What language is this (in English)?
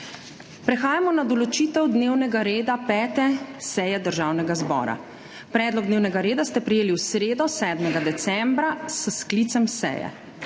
Slovenian